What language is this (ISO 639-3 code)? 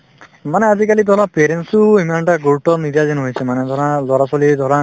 asm